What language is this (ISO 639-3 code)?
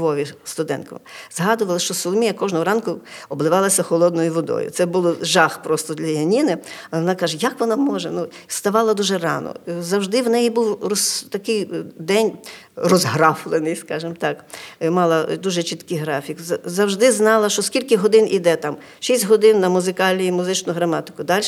ukr